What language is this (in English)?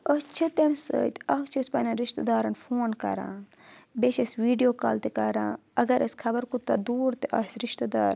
Kashmiri